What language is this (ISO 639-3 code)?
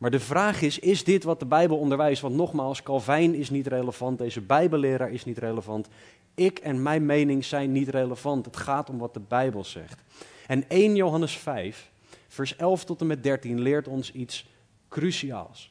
nld